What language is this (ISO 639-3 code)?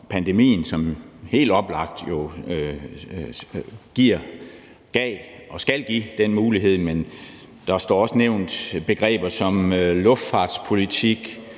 dan